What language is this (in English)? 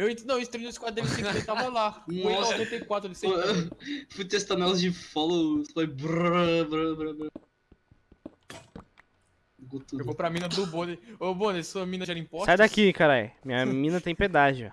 Portuguese